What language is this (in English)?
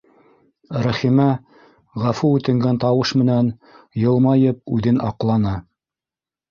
Bashkir